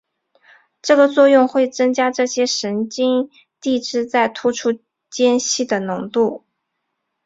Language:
Chinese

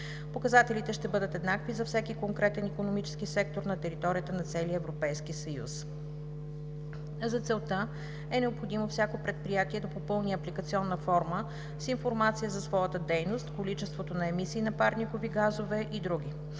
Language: Bulgarian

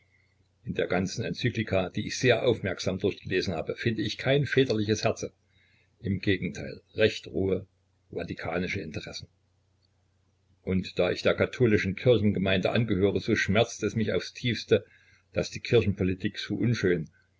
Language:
German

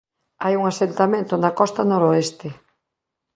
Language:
Galician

